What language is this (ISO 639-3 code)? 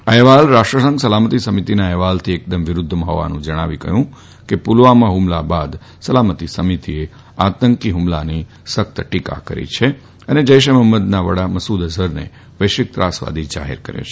guj